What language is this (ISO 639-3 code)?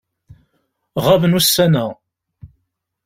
kab